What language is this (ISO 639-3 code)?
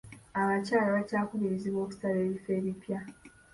lug